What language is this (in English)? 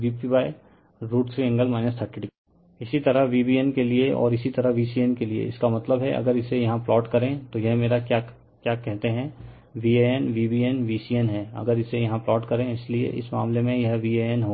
Hindi